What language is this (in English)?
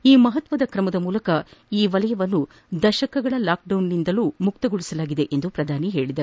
Kannada